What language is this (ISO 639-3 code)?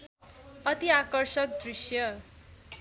nep